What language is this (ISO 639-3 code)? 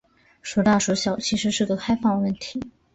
zho